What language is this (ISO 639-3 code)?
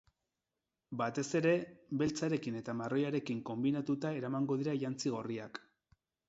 eus